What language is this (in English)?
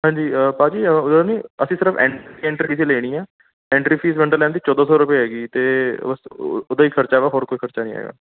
Punjabi